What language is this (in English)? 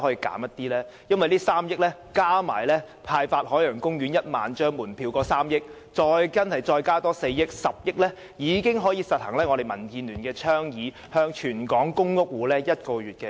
Cantonese